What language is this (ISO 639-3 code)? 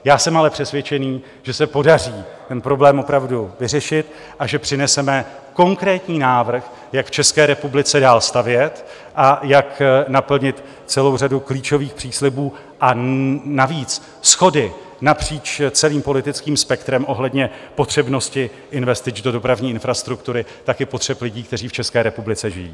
ces